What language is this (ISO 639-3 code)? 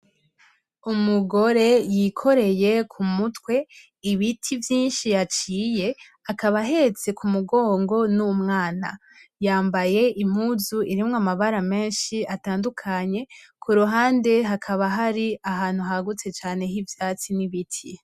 run